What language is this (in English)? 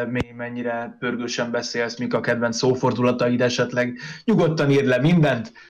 Hungarian